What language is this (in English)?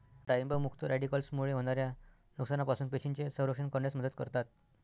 Marathi